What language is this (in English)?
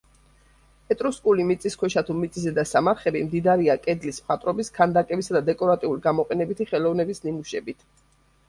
Georgian